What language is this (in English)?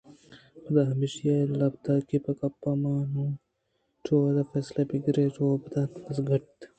Eastern Balochi